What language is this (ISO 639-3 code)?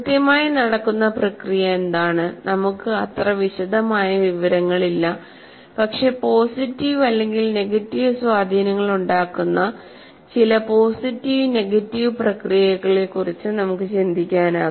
mal